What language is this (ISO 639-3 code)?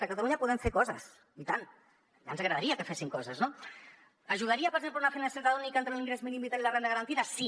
cat